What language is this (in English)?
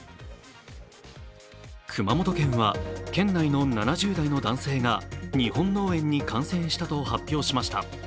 Japanese